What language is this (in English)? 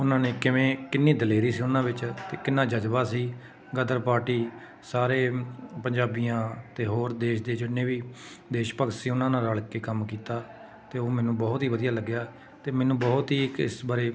Punjabi